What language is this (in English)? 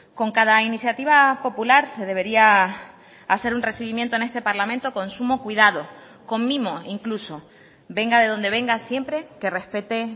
Spanish